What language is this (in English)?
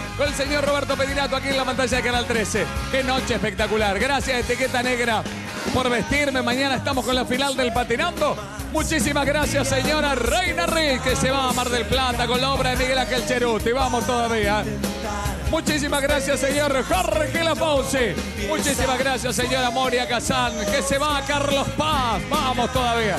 Spanish